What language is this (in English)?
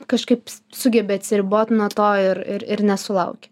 Lithuanian